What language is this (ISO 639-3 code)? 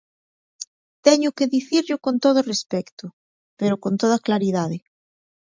glg